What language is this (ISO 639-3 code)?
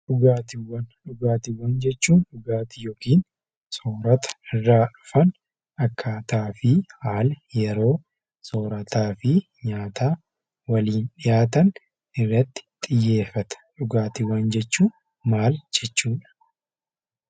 orm